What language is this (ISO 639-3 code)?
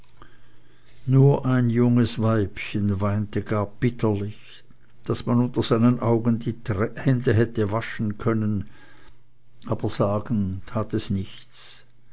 deu